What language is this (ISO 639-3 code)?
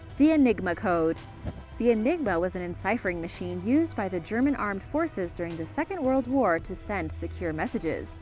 eng